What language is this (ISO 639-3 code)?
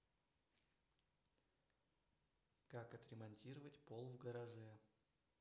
rus